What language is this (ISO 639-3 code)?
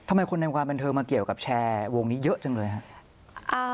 tha